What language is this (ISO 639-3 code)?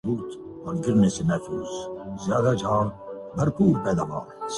urd